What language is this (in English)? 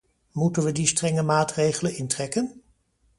Dutch